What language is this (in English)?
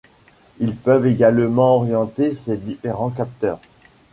French